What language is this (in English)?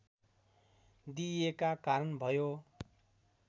Nepali